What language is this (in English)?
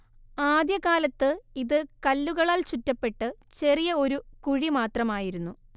Malayalam